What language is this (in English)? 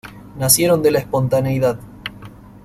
Spanish